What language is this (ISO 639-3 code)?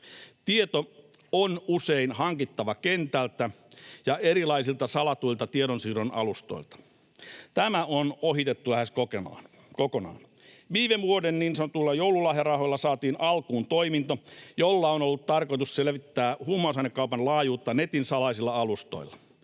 fin